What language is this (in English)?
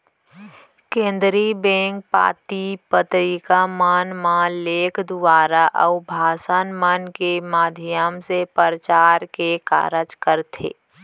Chhattisgarhi